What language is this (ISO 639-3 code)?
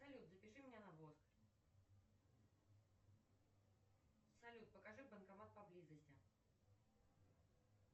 rus